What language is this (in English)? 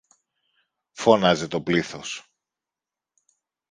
Greek